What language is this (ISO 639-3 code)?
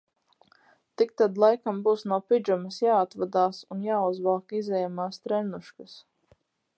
lav